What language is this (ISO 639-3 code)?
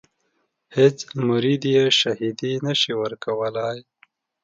pus